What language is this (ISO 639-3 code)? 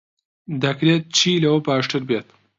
ckb